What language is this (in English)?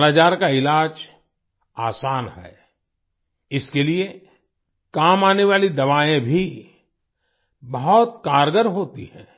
Hindi